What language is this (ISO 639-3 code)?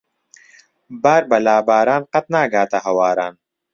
ckb